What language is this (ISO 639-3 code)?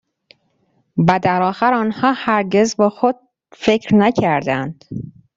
fas